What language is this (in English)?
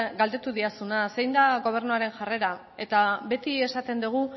Basque